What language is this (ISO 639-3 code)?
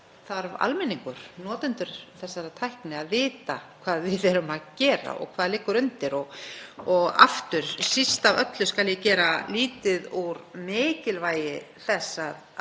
isl